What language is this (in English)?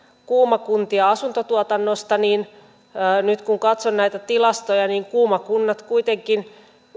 Finnish